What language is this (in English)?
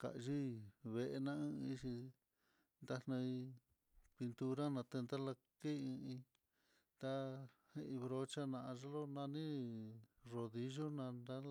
Mitlatongo Mixtec